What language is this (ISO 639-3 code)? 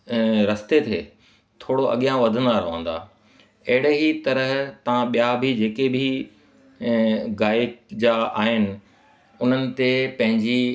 snd